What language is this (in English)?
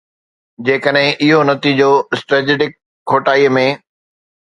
Sindhi